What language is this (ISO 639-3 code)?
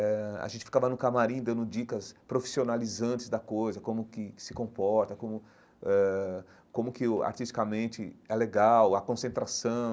por